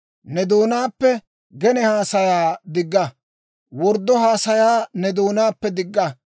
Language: Dawro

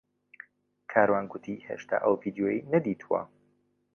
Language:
Central Kurdish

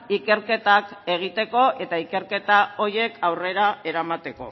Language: Basque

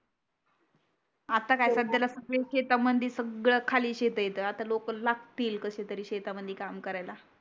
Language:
Marathi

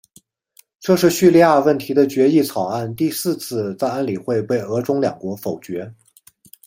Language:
Chinese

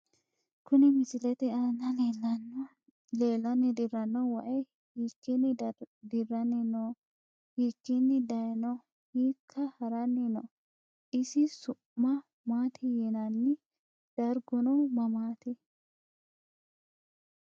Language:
Sidamo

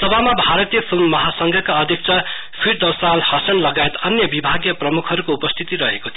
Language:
Nepali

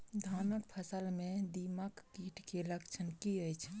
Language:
Maithili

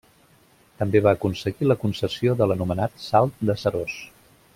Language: Catalan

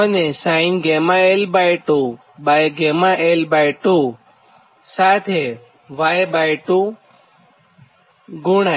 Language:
Gujarati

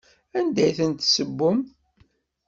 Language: Kabyle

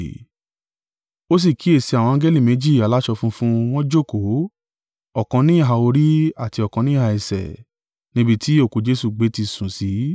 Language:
Yoruba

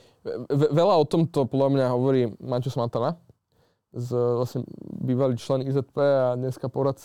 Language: Slovak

